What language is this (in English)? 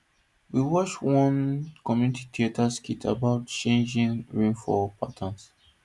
Nigerian Pidgin